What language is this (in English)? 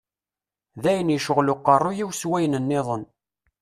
Kabyle